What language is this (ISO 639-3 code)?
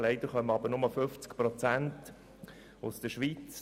gsw